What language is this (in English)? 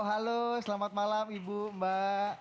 Indonesian